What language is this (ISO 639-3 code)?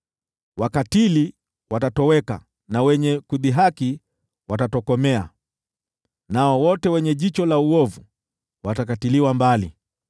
swa